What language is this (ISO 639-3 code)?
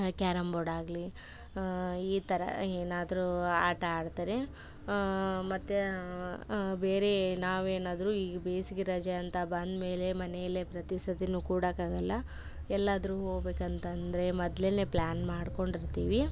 kan